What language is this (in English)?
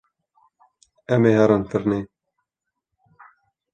Kurdish